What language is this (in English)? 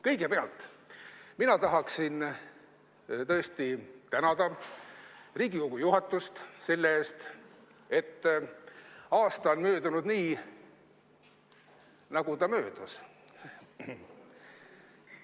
Estonian